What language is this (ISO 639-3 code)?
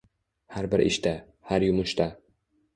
uzb